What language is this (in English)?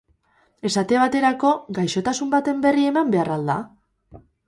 Basque